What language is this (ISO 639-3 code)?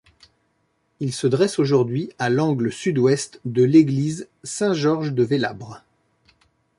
fra